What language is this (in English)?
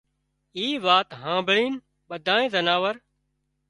Wadiyara Koli